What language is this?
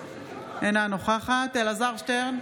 Hebrew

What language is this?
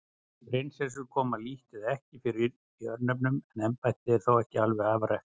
Icelandic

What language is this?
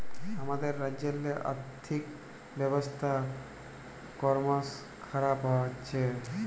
Bangla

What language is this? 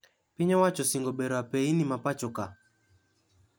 Luo (Kenya and Tanzania)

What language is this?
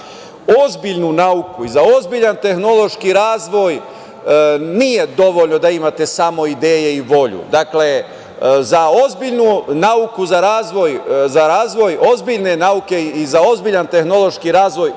Serbian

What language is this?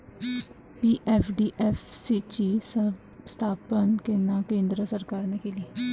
Marathi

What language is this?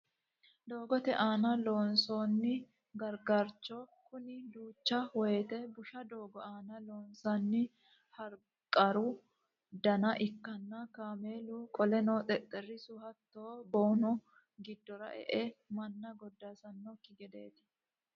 Sidamo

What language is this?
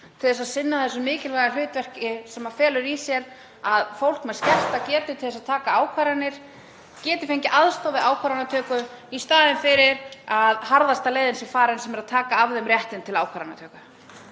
Icelandic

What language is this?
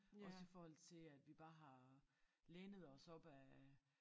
Danish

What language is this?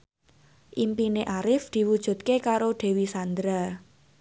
Javanese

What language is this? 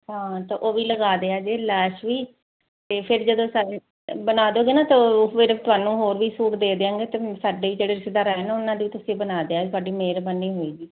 Punjabi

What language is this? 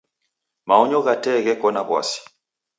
Taita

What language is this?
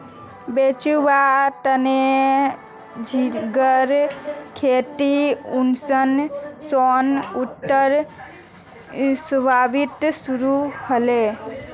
Magahi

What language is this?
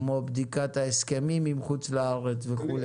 Hebrew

